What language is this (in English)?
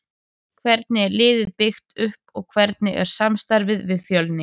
Icelandic